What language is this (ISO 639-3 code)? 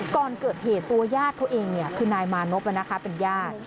tha